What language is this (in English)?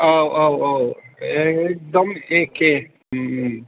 Bodo